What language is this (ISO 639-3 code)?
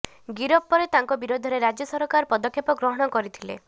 ori